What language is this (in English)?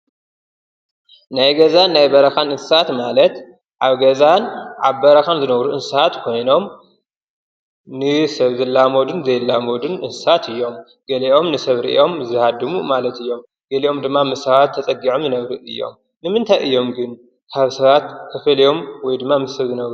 Tigrinya